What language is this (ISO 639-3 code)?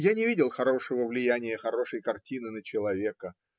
rus